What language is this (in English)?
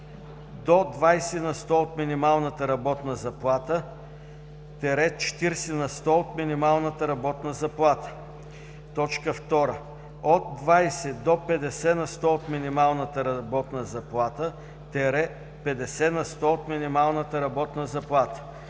Bulgarian